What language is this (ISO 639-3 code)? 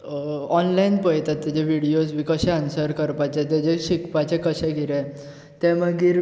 kok